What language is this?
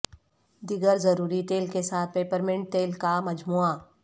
Urdu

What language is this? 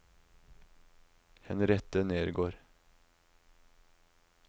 Norwegian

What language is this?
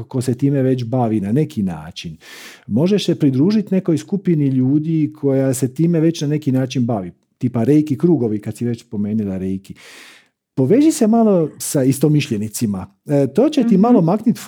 Croatian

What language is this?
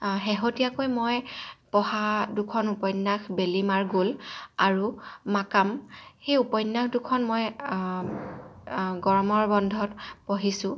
Assamese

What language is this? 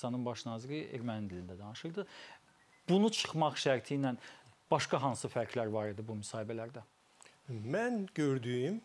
Turkish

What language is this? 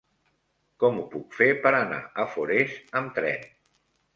Catalan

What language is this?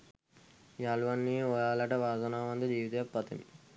Sinhala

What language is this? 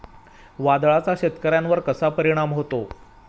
Marathi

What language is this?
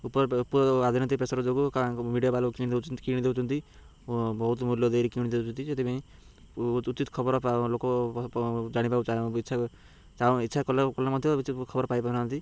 Odia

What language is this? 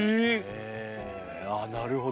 Japanese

